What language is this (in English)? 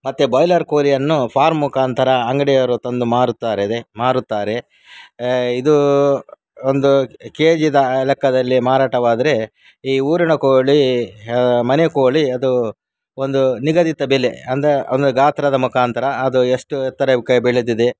Kannada